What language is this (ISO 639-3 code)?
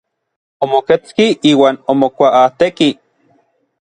nlv